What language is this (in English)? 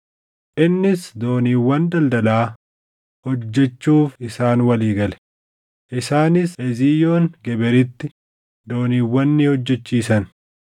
Oromo